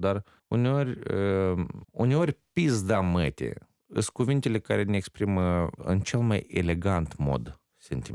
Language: Romanian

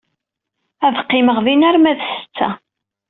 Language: Kabyle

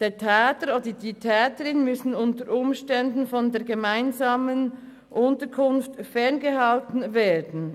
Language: Swiss German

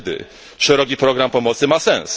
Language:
Polish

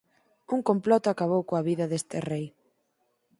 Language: Galician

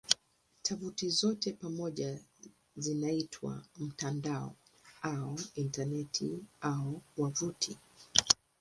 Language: Swahili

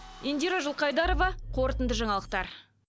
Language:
Kazakh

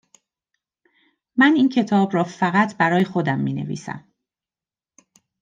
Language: Persian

